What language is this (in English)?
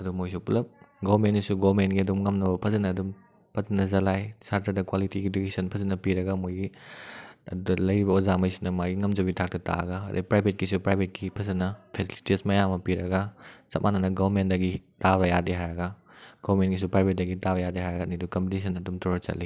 Manipuri